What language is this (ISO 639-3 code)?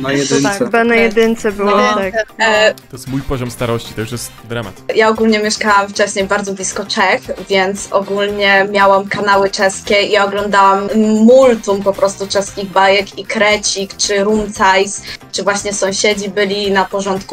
pol